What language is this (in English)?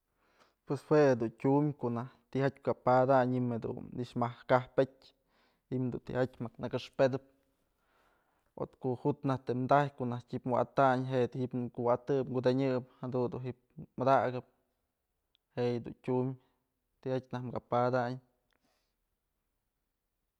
Mazatlán Mixe